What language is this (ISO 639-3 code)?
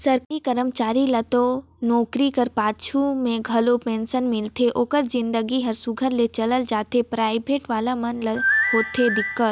hne